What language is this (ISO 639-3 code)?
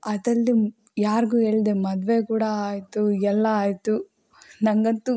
kan